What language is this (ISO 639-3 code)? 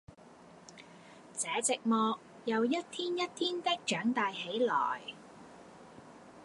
yue